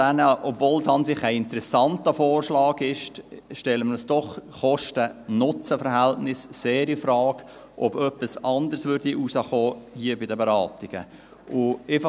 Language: Swiss German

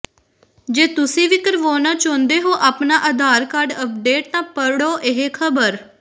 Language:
Punjabi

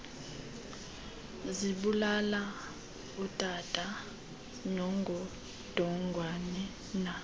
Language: Xhosa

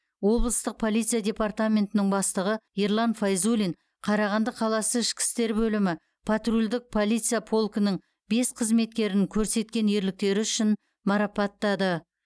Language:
Kazakh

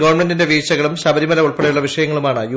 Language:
Malayalam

